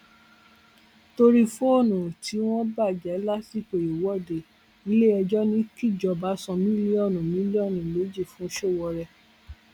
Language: Yoruba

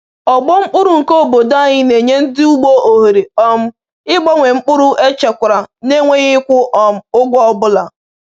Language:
Igbo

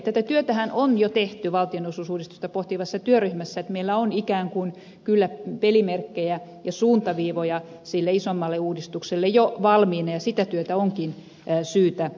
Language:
Finnish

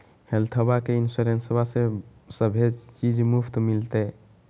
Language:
Magahi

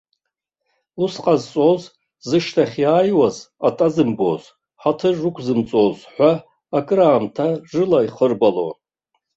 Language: Abkhazian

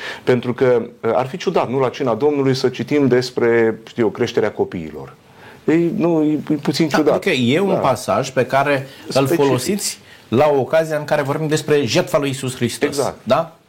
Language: Romanian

